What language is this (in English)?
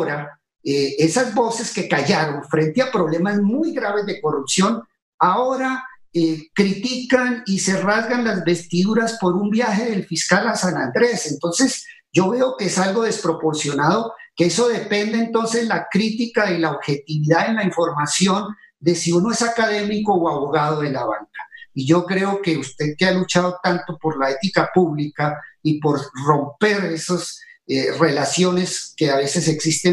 Spanish